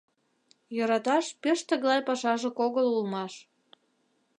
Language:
Mari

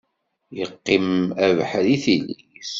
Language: Kabyle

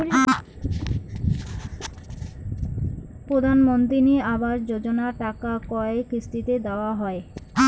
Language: Bangla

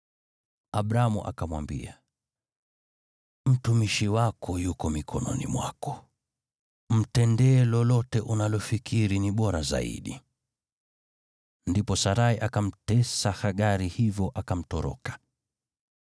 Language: Swahili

